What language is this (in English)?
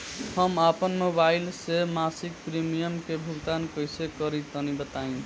Bhojpuri